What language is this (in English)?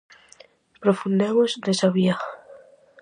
Galician